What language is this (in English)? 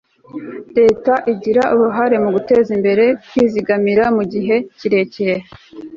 Kinyarwanda